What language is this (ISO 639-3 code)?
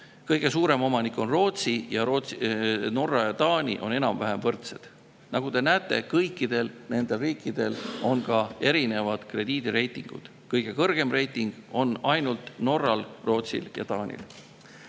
est